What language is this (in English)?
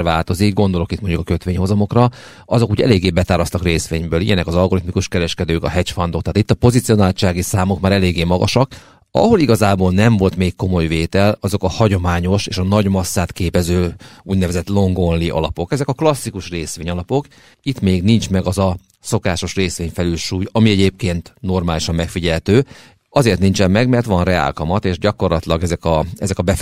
Hungarian